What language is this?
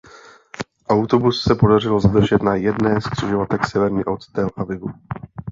Czech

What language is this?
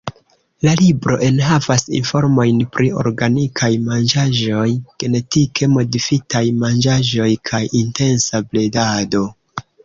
Esperanto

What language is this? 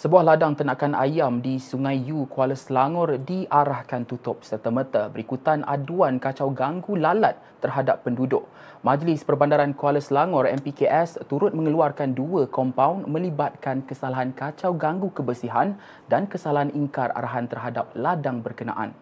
Malay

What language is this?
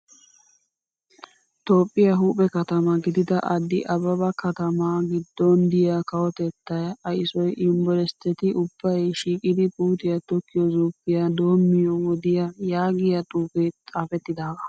Wolaytta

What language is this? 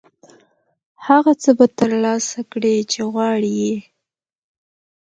Pashto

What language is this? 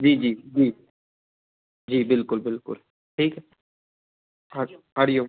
Sindhi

